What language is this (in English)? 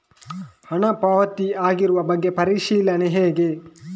Kannada